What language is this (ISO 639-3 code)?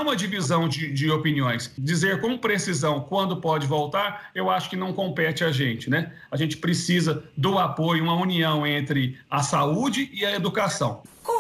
por